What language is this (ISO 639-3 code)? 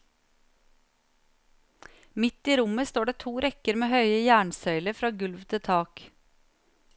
nor